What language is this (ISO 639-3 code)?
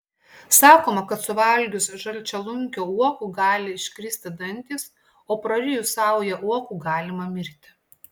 lit